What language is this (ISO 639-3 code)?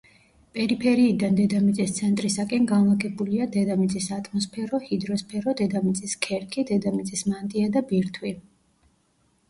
kat